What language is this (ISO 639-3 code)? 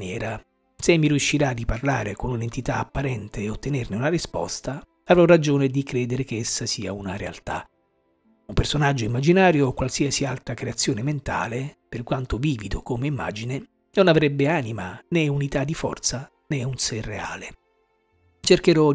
ita